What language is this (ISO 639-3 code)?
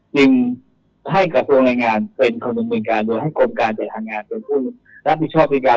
tha